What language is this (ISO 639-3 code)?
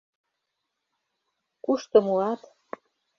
chm